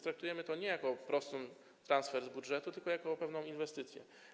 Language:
Polish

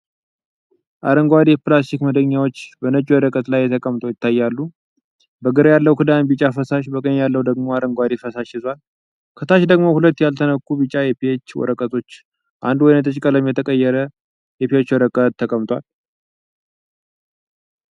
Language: Amharic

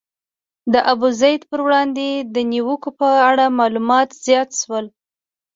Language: Pashto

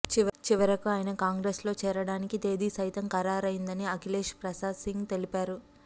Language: Telugu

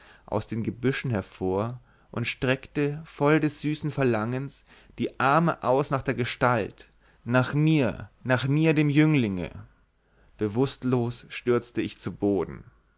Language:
German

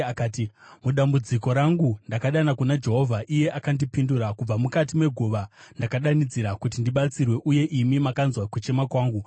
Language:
Shona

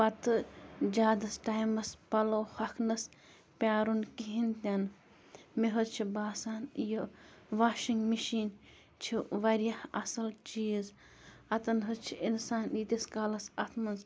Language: Kashmiri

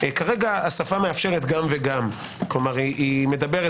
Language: Hebrew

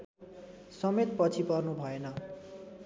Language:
Nepali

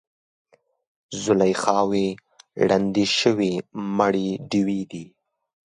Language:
Pashto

